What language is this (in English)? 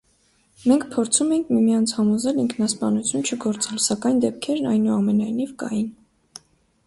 Armenian